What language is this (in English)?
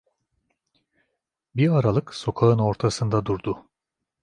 Turkish